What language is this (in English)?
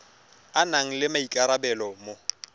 Tswana